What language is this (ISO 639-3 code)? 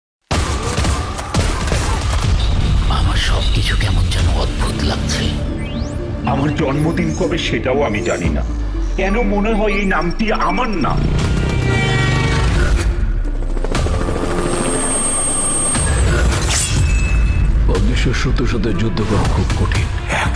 ben